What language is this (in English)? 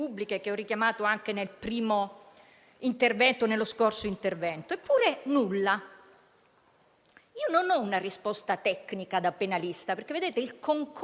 Italian